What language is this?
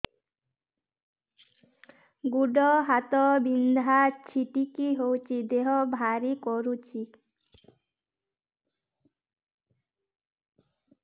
Odia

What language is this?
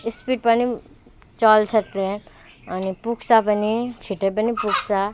Nepali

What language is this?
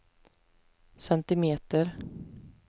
Swedish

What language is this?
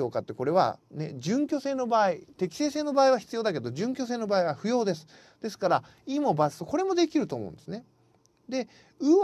Japanese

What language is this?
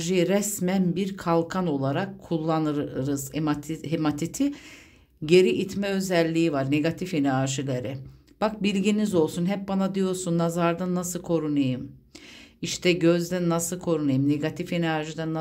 Turkish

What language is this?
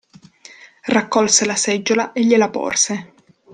Italian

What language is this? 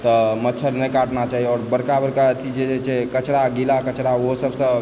Maithili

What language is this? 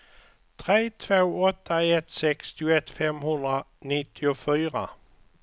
Swedish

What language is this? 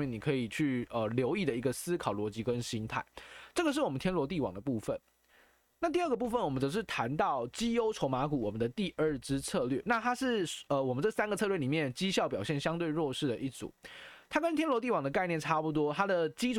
Chinese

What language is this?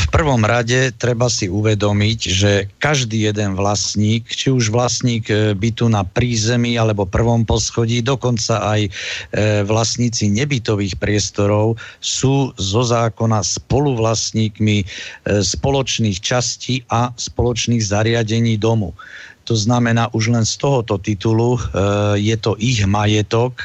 Slovak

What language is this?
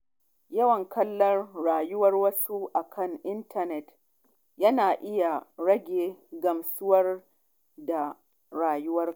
Hausa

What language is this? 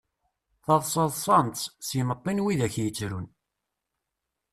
Kabyle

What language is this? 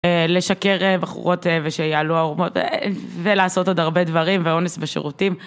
Hebrew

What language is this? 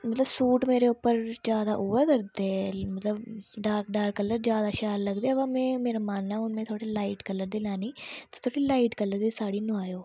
Dogri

